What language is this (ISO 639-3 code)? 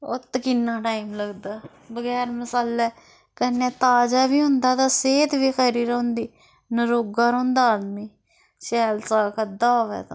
doi